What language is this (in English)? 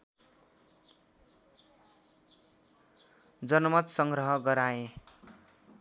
Nepali